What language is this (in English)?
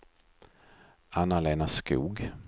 Swedish